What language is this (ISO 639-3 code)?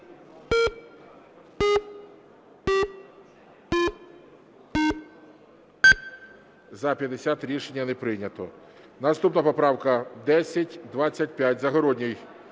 ukr